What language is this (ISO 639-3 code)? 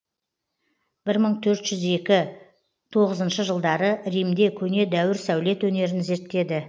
kaz